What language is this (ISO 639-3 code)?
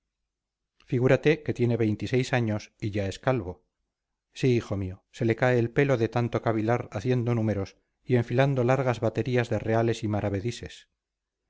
spa